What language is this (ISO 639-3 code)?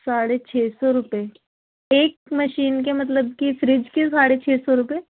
urd